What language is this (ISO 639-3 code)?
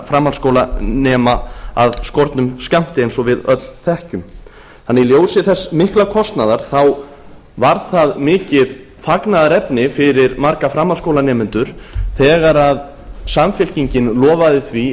isl